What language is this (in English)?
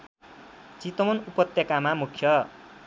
Nepali